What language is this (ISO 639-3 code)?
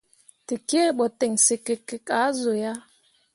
mua